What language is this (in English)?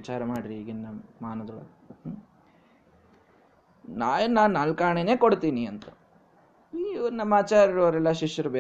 Kannada